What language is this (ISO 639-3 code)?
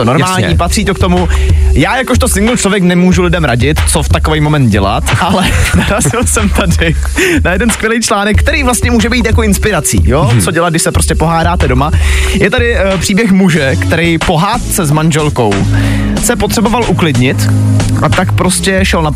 ces